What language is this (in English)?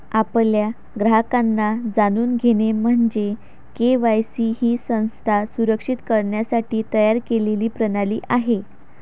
Marathi